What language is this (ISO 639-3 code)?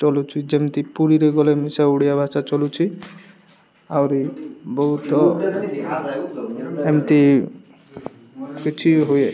ori